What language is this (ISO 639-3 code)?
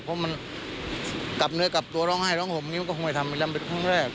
tha